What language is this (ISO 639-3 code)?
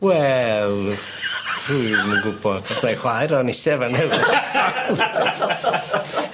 cym